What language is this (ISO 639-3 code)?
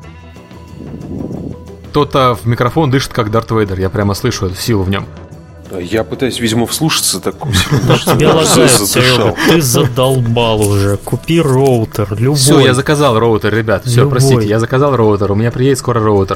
rus